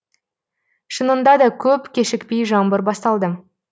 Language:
Kazakh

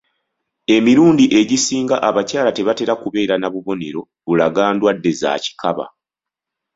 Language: Ganda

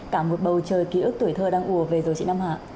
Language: Vietnamese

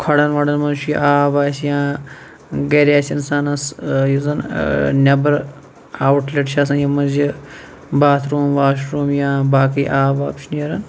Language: Kashmiri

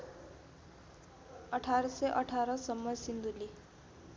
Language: Nepali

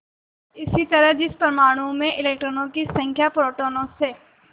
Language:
Hindi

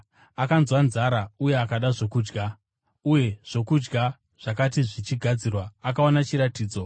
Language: Shona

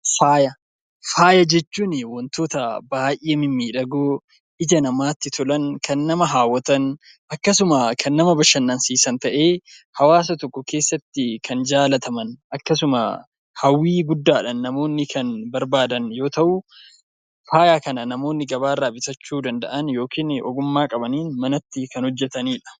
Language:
Oromo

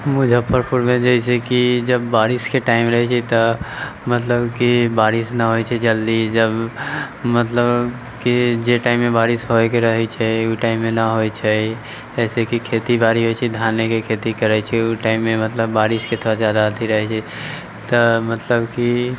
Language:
Maithili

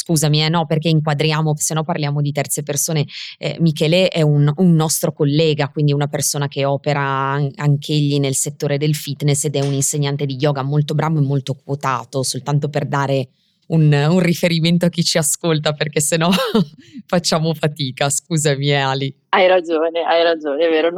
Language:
Italian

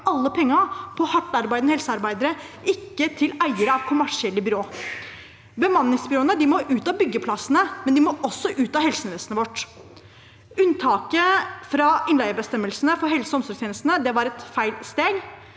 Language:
Norwegian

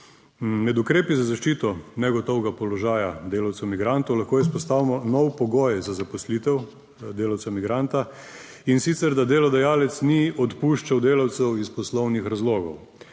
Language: Slovenian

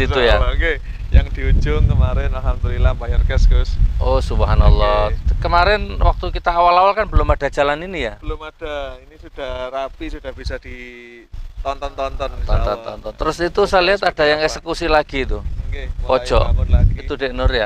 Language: Indonesian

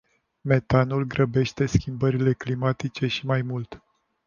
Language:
Romanian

